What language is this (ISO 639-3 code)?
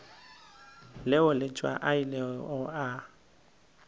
nso